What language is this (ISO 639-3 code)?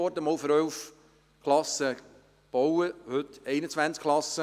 gsw